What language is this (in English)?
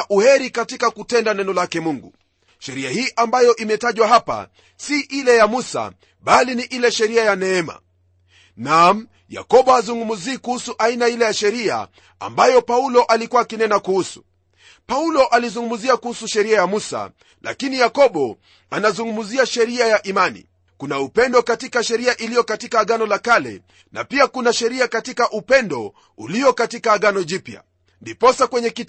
Swahili